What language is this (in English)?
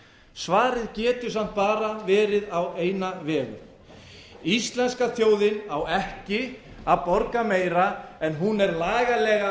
Icelandic